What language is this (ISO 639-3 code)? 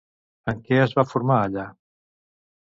cat